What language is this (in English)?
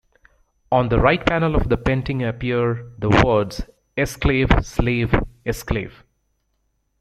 English